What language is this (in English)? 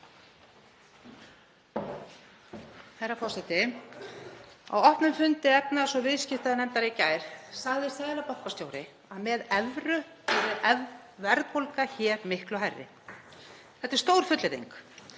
Icelandic